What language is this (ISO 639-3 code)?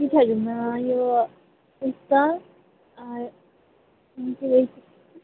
nep